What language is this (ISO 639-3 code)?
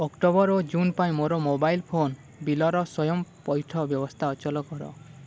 ori